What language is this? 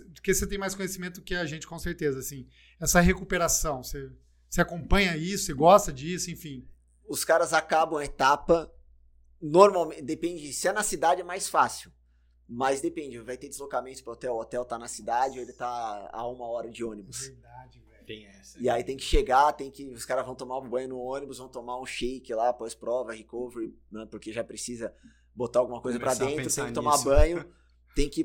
Portuguese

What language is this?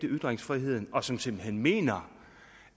Danish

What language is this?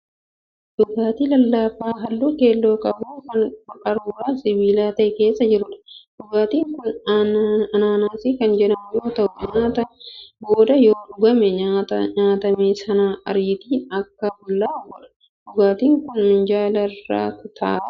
Oromo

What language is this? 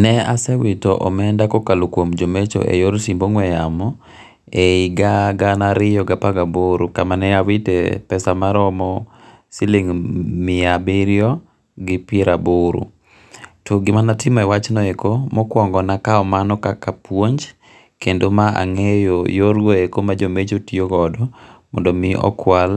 Luo (Kenya and Tanzania)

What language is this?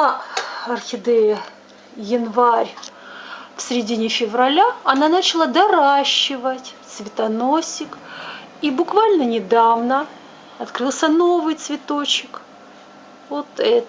Russian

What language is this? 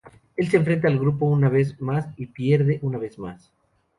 Spanish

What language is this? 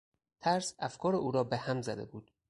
Persian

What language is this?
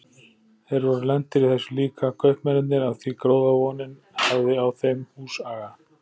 Icelandic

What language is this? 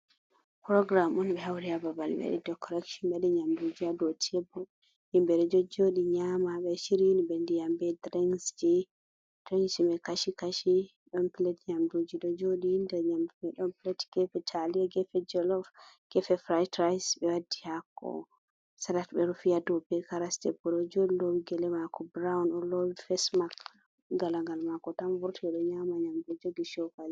Fula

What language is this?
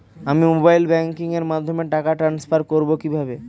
Bangla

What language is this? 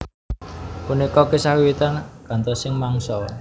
Javanese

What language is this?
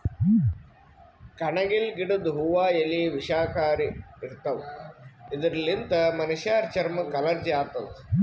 Kannada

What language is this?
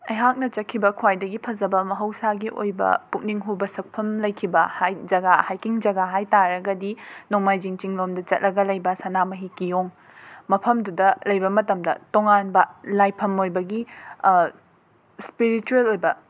Manipuri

